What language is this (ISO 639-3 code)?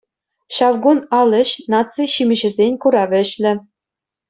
chv